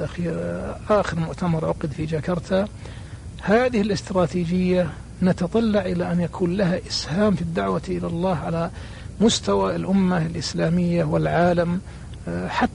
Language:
Arabic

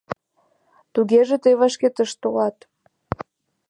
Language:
Mari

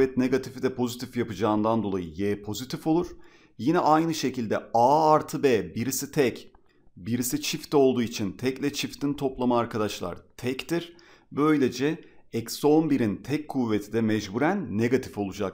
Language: Turkish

